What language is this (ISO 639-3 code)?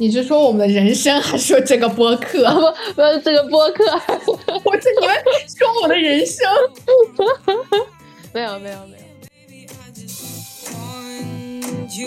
zho